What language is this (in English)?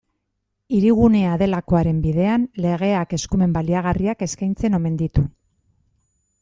Basque